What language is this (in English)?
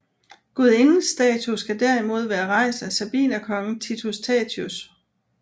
Danish